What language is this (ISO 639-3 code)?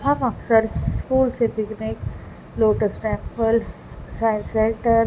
urd